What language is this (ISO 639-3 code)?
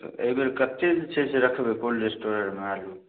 mai